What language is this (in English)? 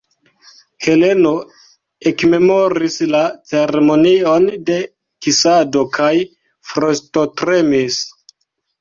Esperanto